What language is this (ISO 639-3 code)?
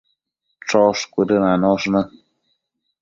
mcf